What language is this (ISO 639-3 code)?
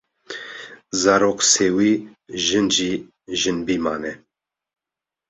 kur